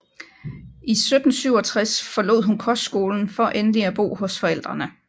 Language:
Danish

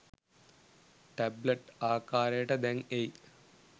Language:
Sinhala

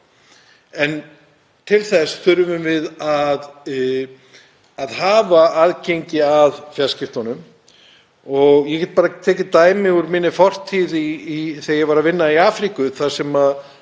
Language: Icelandic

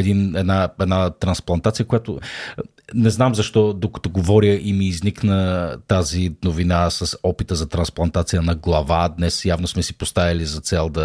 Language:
Bulgarian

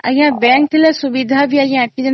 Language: Odia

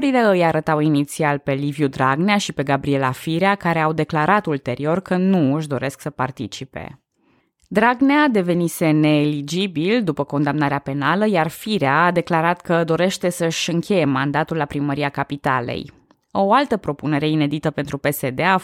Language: Romanian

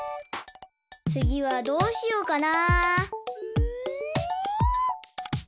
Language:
Japanese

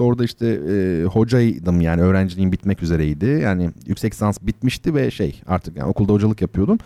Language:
Turkish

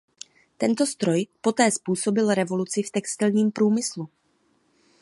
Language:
Czech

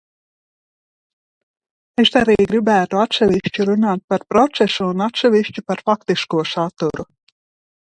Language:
Latvian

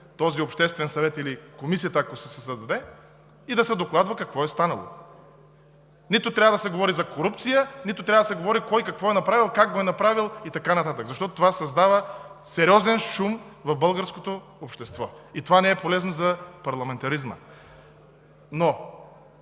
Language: Bulgarian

